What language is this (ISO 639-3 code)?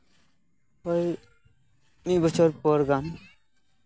sat